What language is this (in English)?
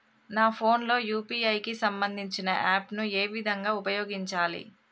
Telugu